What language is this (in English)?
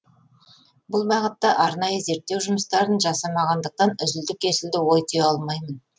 Kazakh